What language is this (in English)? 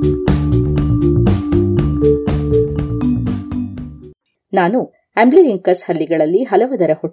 Kannada